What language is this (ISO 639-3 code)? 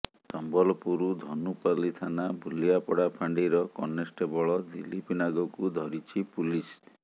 ori